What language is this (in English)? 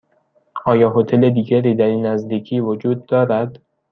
Persian